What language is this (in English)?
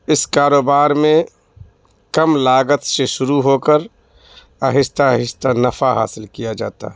Urdu